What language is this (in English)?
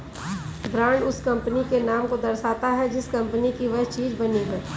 Hindi